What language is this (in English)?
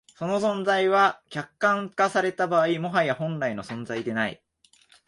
Japanese